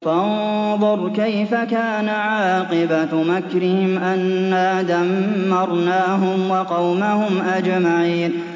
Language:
Arabic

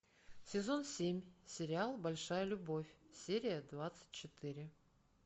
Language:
Russian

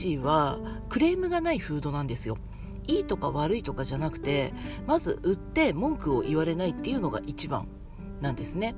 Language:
Japanese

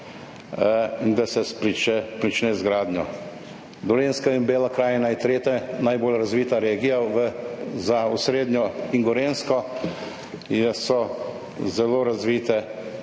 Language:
Slovenian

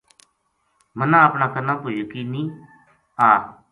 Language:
Gujari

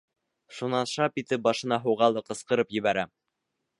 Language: Bashkir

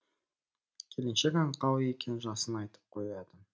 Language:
Kazakh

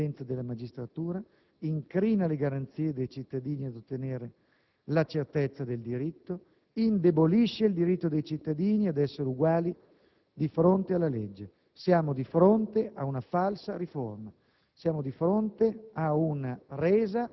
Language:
Italian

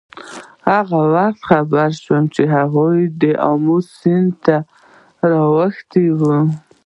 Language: Pashto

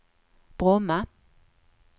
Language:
Swedish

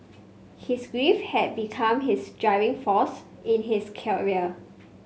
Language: English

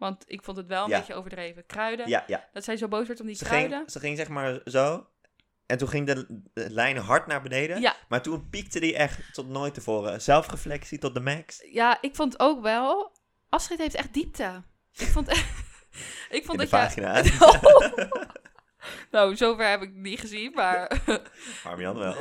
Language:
Dutch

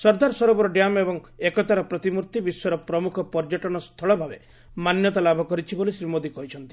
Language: Odia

